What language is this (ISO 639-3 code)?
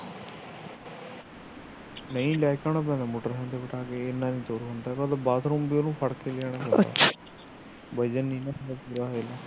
pan